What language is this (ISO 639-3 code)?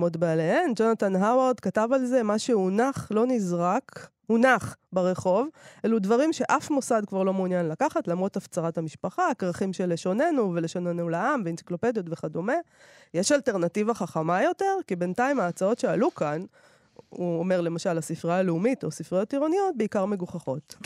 heb